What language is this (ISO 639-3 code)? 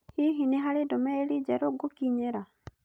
kik